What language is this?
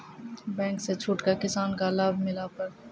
Maithili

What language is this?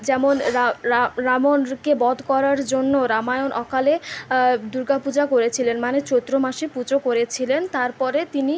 Bangla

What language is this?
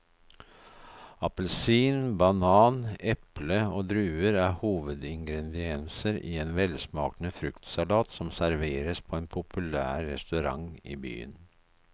Norwegian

